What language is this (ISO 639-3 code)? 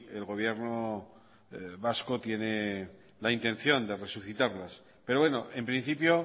spa